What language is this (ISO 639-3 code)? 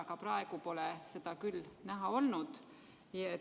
est